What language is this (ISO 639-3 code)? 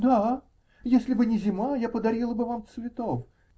rus